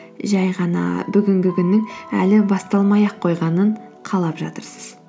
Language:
Kazakh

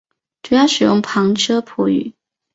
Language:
Chinese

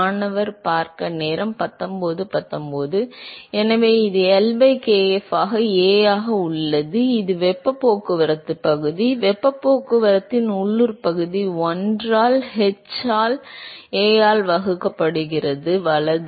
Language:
Tamil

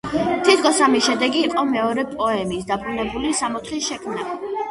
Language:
Georgian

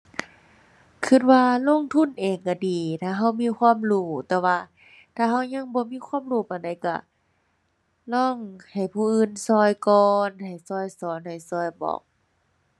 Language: Thai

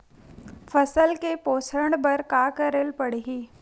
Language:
Chhattisgarhi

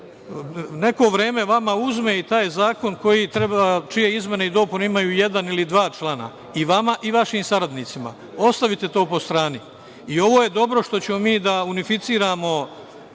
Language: Serbian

